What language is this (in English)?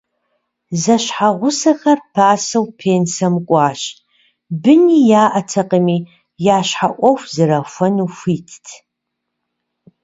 Kabardian